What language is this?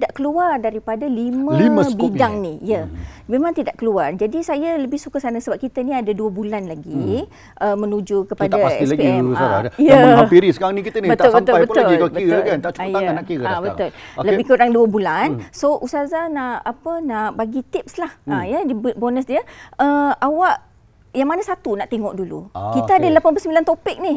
Malay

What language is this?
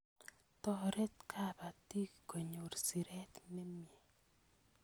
Kalenjin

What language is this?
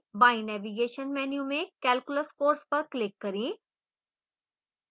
Hindi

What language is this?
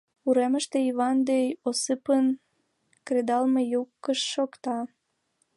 Mari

